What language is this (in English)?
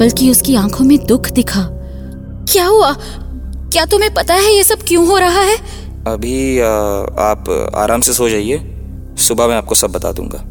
Hindi